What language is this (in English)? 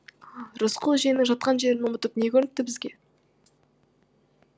Kazakh